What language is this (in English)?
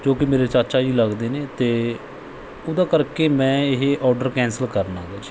Punjabi